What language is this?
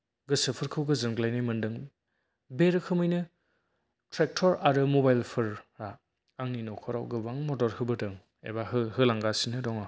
Bodo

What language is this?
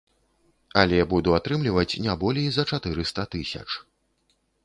Belarusian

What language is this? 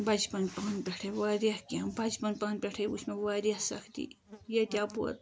Kashmiri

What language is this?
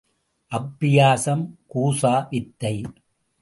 Tamil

